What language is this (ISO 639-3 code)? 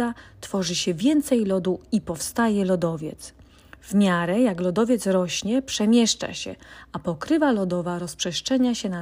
pol